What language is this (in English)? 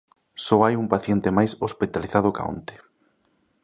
Galician